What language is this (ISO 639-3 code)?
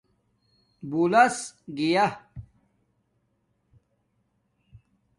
dmk